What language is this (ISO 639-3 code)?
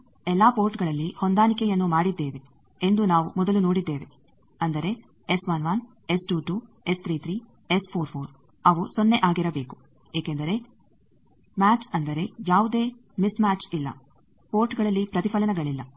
kan